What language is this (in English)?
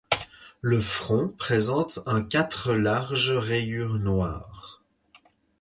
French